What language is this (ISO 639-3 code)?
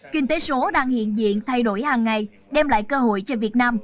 vie